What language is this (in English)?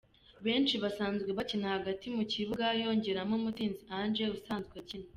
Kinyarwanda